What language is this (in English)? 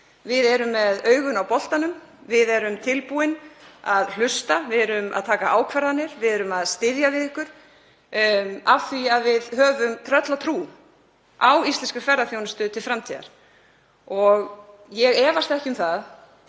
Icelandic